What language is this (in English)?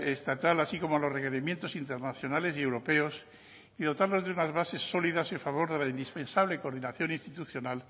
Spanish